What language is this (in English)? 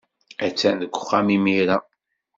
Kabyle